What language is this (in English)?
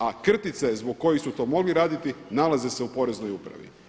Croatian